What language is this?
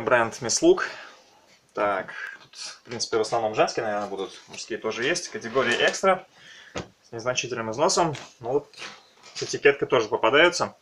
Russian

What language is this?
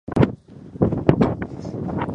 Japanese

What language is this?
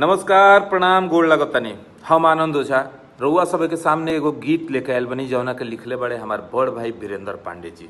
Hindi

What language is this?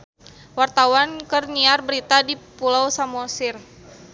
Sundanese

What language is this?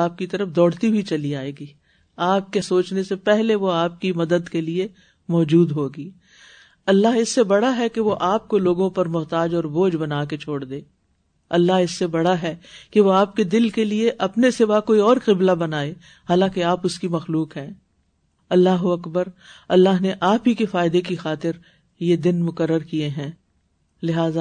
Urdu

